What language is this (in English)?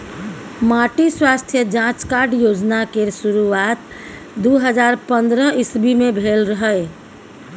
Maithili